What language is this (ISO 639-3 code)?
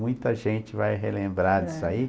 por